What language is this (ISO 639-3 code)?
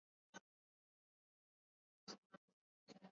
swa